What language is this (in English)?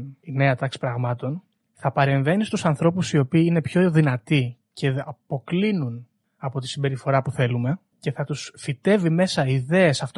Greek